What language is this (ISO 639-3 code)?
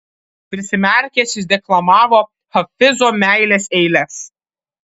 lit